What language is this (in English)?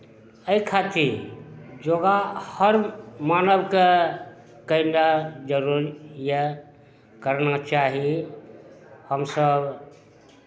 Maithili